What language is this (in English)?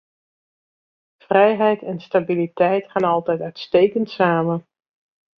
Dutch